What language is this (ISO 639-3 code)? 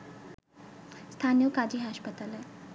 ben